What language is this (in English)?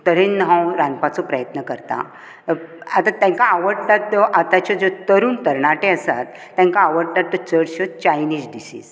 Konkani